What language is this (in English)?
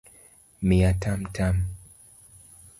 Luo (Kenya and Tanzania)